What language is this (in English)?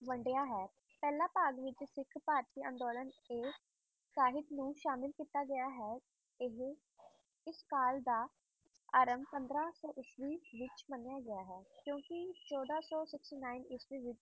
Punjabi